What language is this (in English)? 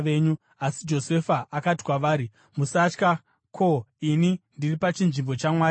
Shona